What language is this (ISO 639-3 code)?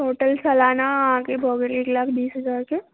mai